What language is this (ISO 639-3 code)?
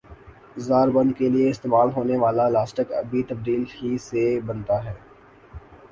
urd